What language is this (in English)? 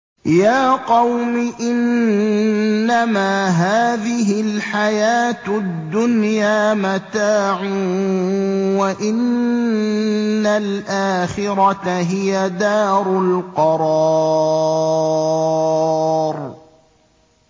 Arabic